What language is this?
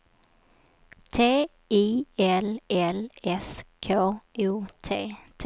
Swedish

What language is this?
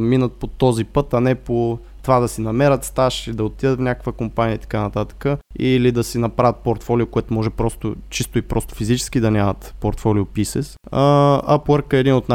Bulgarian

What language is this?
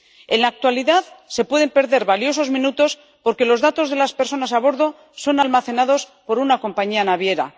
Spanish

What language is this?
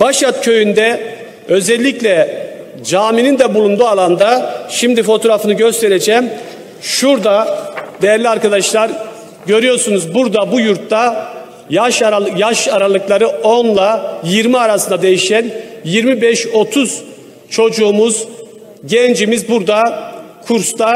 Turkish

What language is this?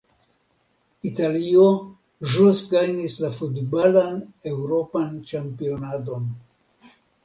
Esperanto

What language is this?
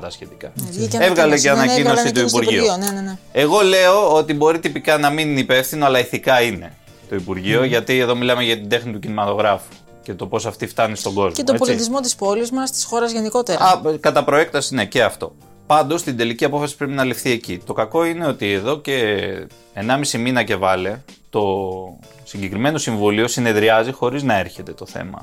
Greek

